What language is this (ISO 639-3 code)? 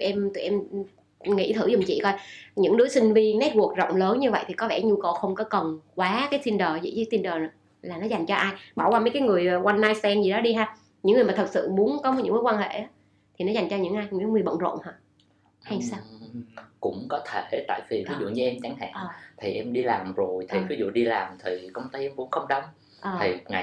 vie